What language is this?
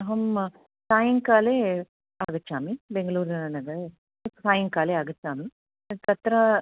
Sanskrit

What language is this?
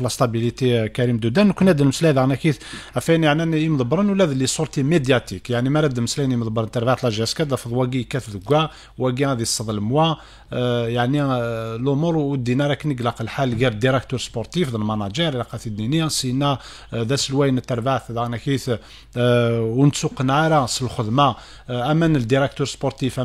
Arabic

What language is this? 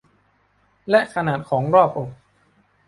Thai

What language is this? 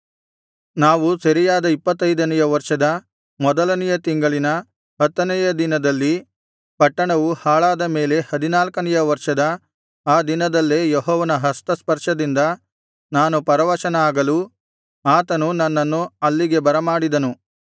Kannada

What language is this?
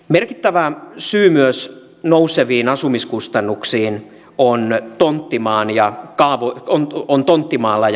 Finnish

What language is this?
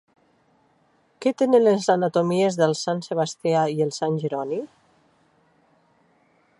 Catalan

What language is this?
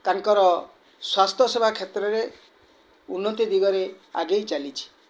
Odia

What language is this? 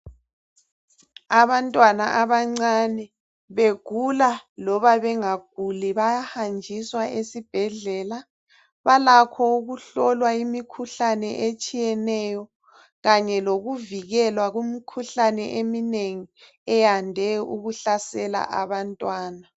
North Ndebele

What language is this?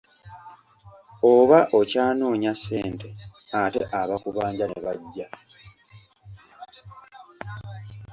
Ganda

